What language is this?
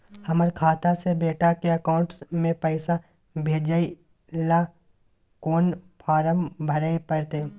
Maithili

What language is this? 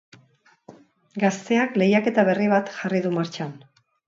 Basque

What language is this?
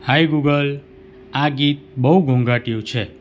Gujarati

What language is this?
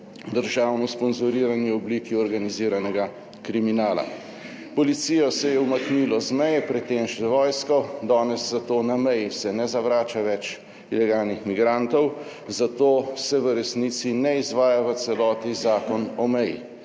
Slovenian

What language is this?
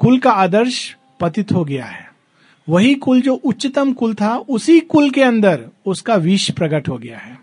Hindi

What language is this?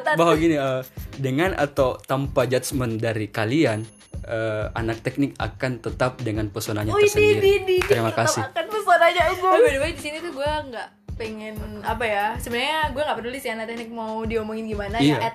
Indonesian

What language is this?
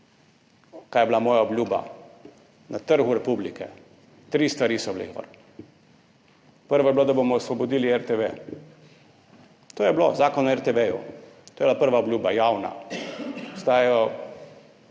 Slovenian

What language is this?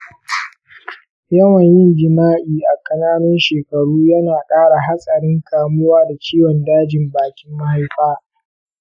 Hausa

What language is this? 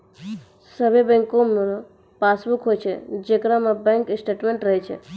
Maithili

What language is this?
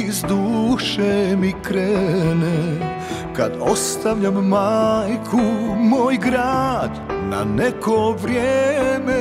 Romanian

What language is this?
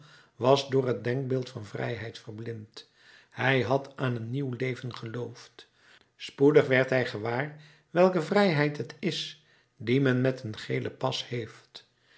Dutch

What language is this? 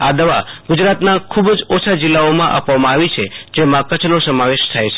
Gujarati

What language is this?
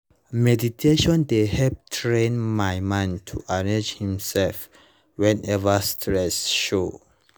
Nigerian Pidgin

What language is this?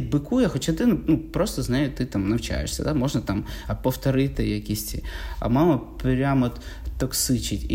Ukrainian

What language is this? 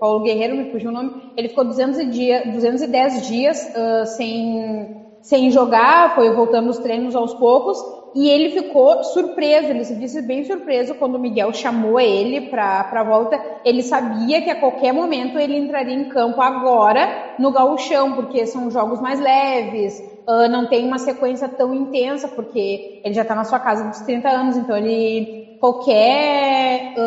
Portuguese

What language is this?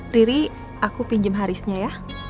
Indonesian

